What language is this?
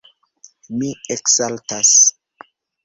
Esperanto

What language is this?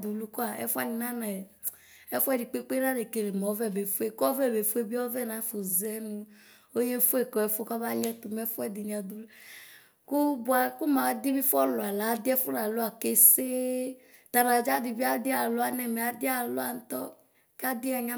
Ikposo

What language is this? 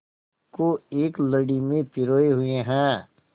Hindi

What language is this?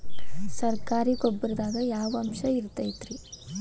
Kannada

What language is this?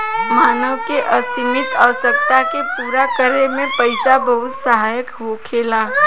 Bhojpuri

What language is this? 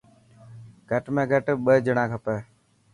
Dhatki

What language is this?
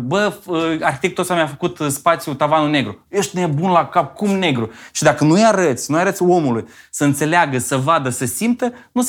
Romanian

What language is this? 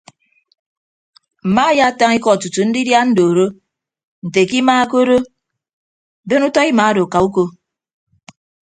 Ibibio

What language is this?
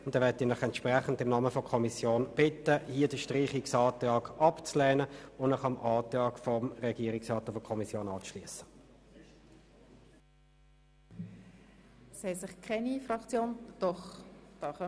Swiss German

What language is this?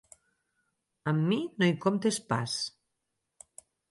Catalan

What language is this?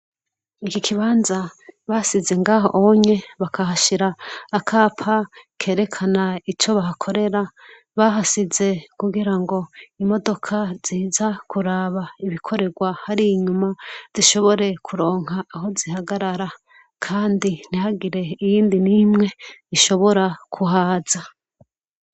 Rundi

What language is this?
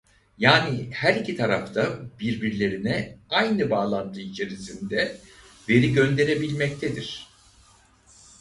Turkish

